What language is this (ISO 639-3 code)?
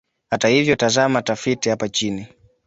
swa